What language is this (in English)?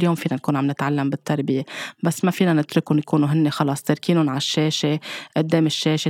Arabic